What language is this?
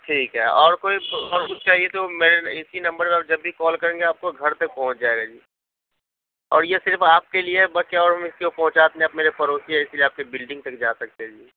Urdu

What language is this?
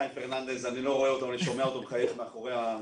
Hebrew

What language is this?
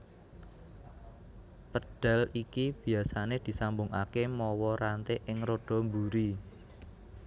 Javanese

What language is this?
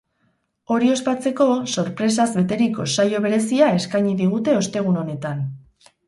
Basque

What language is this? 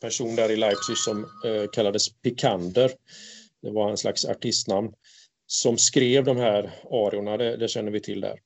Swedish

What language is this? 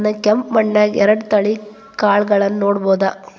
Kannada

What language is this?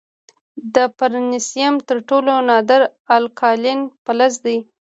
Pashto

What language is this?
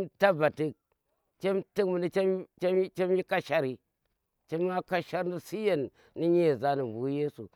Tera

